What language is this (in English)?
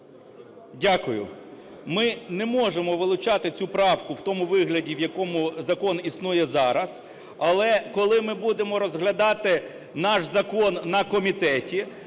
Ukrainian